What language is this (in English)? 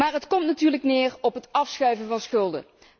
Dutch